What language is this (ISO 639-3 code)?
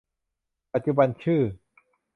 tha